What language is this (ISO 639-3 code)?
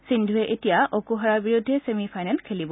asm